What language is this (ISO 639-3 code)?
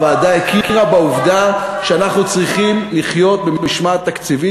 heb